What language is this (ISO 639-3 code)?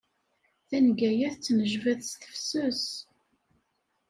kab